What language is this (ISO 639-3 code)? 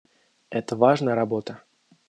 rus